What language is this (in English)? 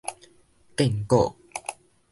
Min Nan Chinese